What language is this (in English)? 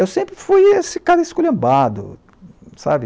Portuguese